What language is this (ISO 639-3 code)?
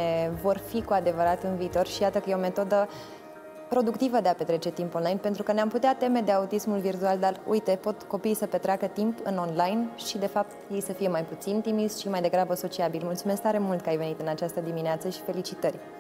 ron